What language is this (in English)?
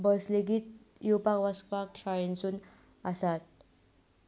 Konkani